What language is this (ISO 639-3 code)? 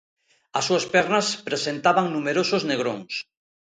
glg